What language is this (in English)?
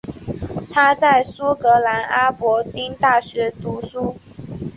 Chinese